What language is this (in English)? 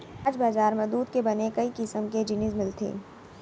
Chhattisgarhi